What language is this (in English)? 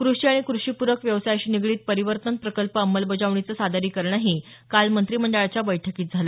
Marathi